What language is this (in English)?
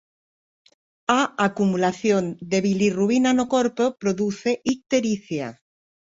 Galician